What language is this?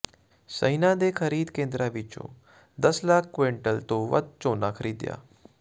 Punjabi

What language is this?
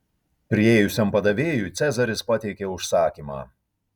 Lithuanian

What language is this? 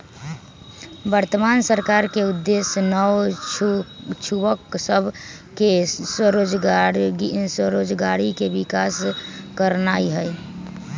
Magahi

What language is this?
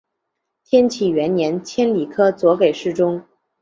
Chinese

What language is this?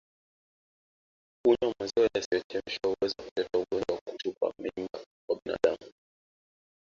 Swahili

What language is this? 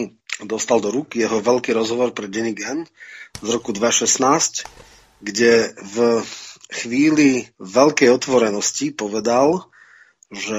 Czech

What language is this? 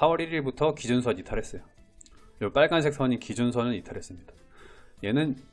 Korean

